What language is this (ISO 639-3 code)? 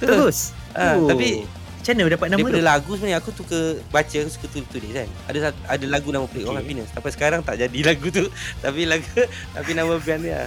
msa